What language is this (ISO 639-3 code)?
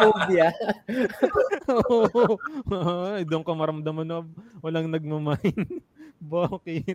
fil